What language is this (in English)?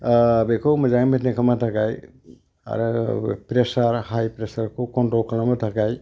Bodo